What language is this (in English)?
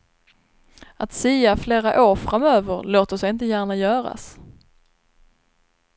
Swedish